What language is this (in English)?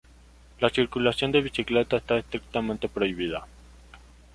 Spanish